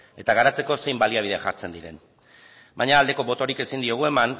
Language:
Basque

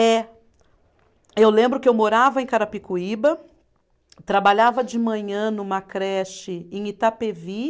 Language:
Portuguese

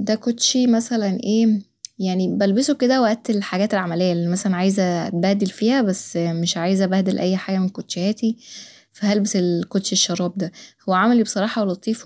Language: Egyptian Arabic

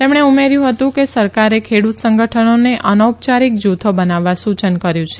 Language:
Gujarati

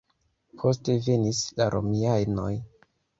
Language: Esperanto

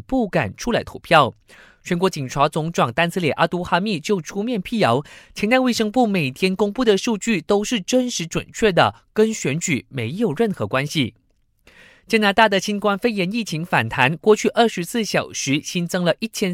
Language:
Chinese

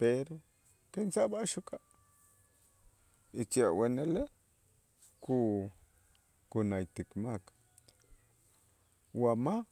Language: Itzá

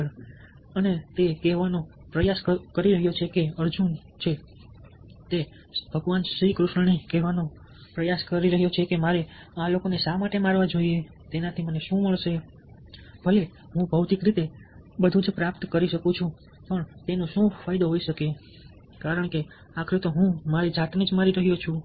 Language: Gujarati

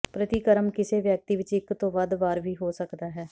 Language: Punjabi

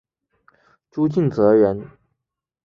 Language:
Chinese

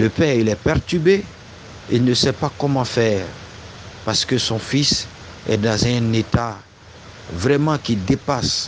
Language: French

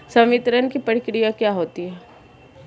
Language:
Hindi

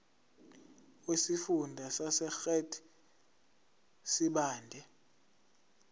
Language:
Zulu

